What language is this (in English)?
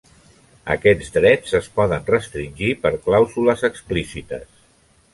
Catalan